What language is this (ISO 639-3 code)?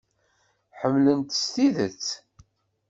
kab